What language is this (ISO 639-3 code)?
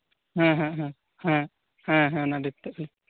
sat